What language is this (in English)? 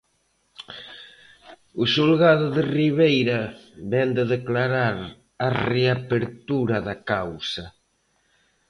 Galician